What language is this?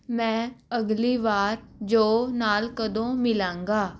Punjabi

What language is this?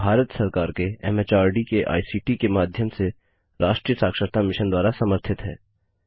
Hindi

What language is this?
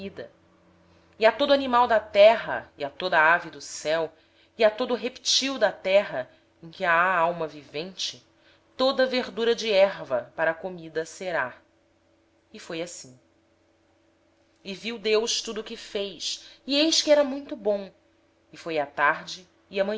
Portuguese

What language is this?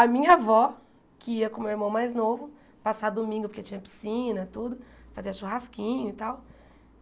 Portuguese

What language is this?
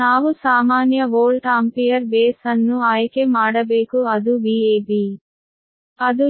Kannada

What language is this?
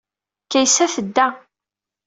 Kabyle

